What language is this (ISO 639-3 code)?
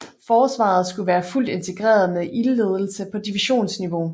dan